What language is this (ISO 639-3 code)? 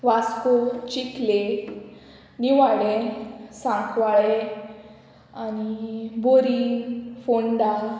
kok